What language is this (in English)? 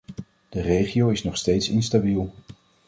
Dutch